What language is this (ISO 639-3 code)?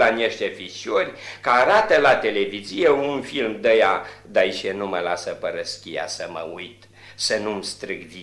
ron